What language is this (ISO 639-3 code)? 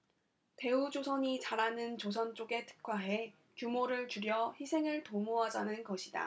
kor